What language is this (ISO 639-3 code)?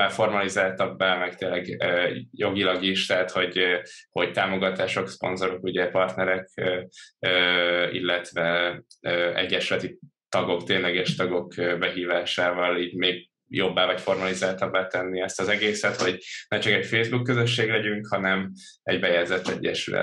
hun